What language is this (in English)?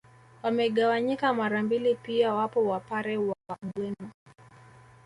Swahili